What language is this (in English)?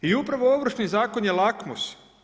Croatian